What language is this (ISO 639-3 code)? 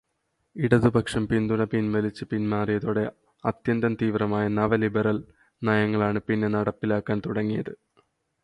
mal